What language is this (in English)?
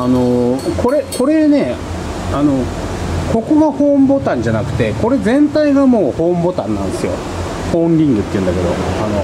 Japanese